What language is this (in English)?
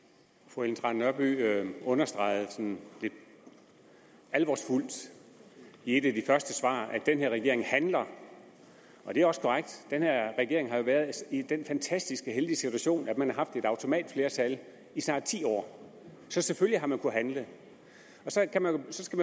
Danish